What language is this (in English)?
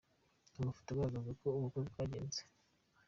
Kinyarwanda